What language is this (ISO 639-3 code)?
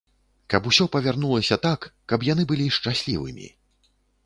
bel